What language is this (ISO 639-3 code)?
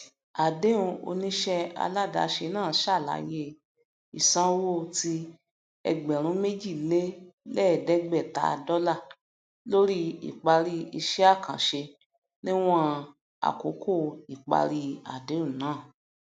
yor